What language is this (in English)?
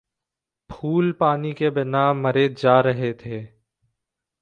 Hindi